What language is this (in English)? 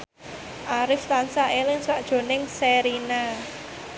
Javanese